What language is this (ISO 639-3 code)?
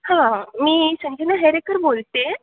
mar